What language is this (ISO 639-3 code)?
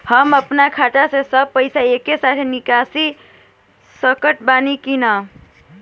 bho